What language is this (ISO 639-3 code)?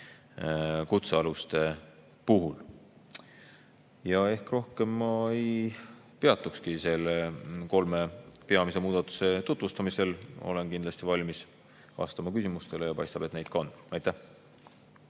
est